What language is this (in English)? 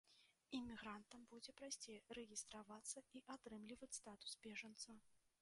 Belarusian